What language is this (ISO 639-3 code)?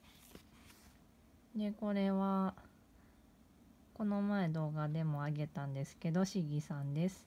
jpn